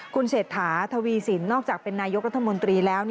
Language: Thai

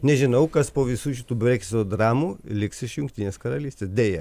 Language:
Lithuanian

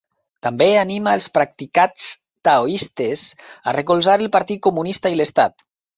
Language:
Catalan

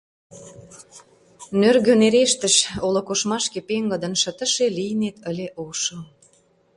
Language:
Mari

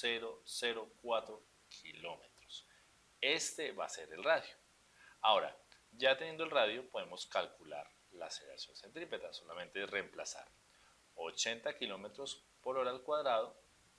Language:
Spanish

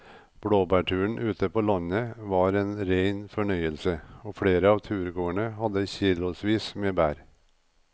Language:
Norwegian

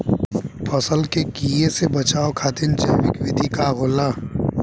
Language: Bhojpuri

